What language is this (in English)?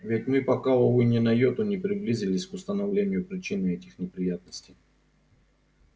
Russian